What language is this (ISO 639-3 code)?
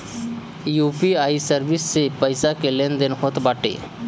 bho